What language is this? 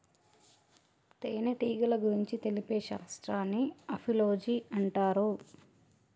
Telugu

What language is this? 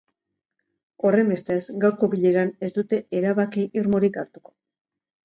Basque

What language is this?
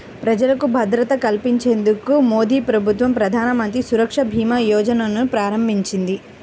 Telugu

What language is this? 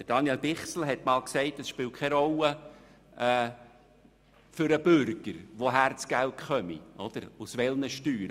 Swiss German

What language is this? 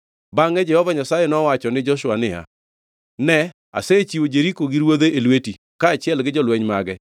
Luo (Kenya and Tanzania)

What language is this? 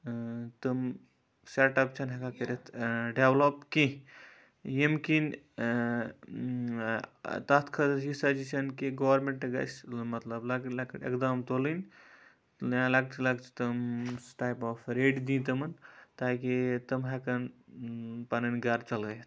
Kashmiri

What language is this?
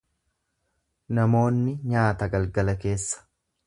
Oromo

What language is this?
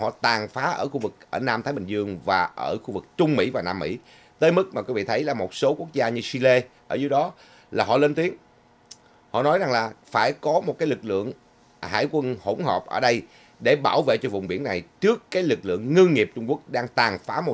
Vietnamese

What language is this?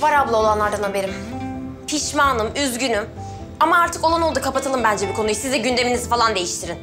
Turkish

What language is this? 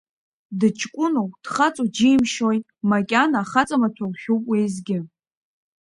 Abkhazian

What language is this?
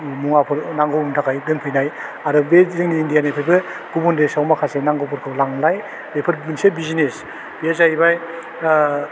Bodo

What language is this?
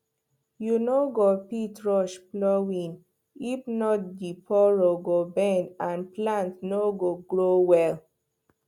Nigerian Pidgin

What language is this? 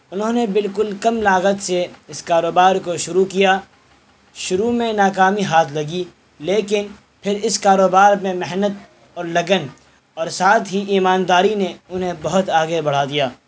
Urdu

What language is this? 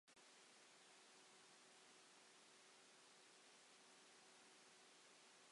Welsh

